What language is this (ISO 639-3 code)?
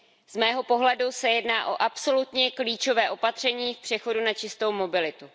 ces